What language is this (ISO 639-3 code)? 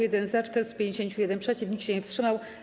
pol